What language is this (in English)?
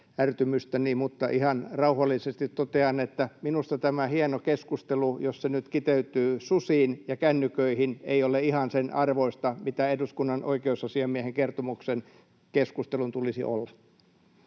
Finnish